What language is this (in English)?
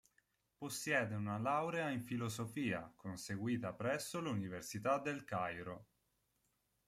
Italian